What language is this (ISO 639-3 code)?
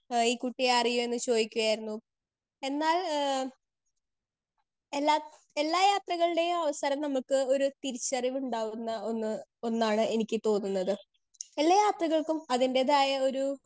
mal